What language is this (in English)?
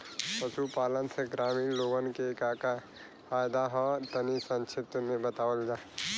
Bhojpuri